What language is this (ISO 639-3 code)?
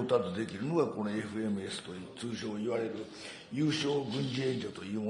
jpn